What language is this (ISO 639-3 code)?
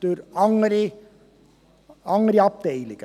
gsw